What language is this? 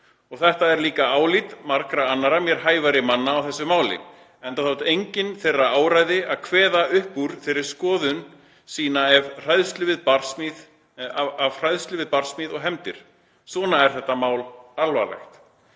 Icelandic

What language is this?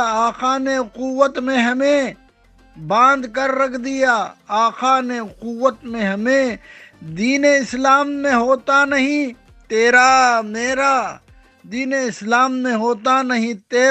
Urdu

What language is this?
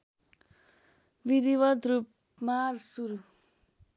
Nepali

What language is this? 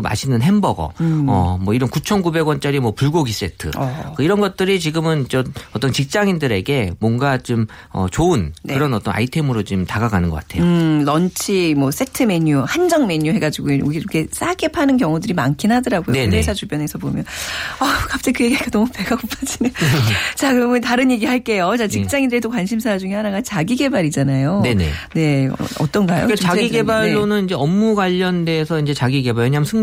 Korean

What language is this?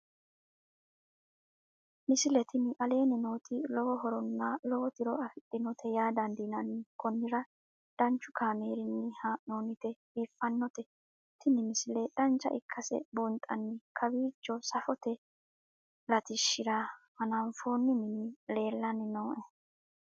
Sidamo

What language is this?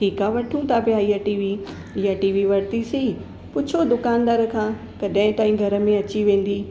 Sindhi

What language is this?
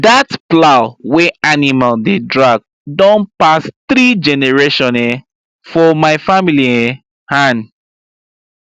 Nigerian Pidgin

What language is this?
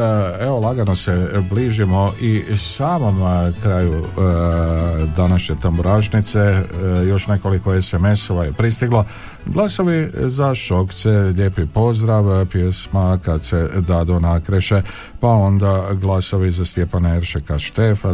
Croatian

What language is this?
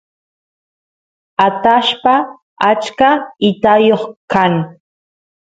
Santiago del Estero Quichua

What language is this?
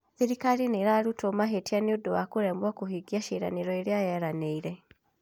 Kikuyu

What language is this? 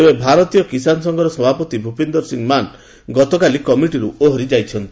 Odia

